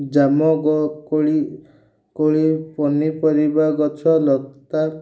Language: Odia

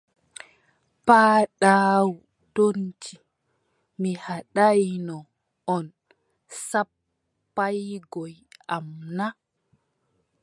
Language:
Adamawa Fulfulde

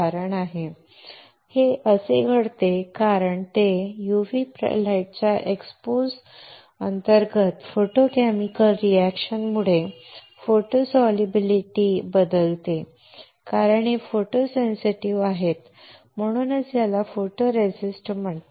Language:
Marathi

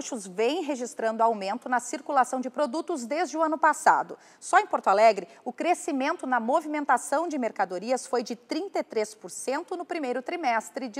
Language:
Portuguese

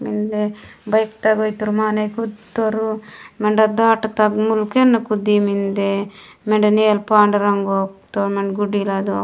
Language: Gondi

